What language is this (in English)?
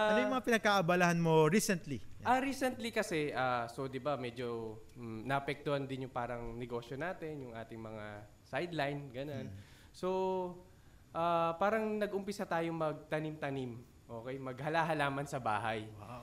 Filipino